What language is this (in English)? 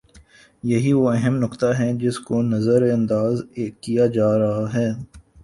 Urdu